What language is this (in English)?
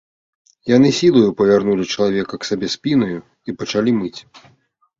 Belarusian